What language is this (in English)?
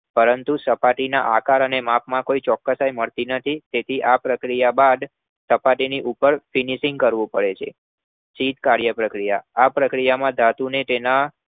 Gujarati